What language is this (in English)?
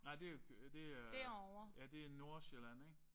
Danish